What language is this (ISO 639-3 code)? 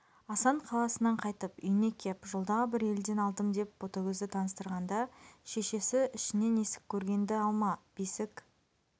kaz